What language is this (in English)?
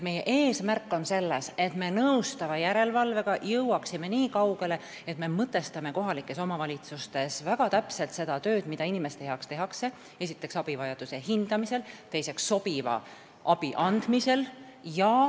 Estonian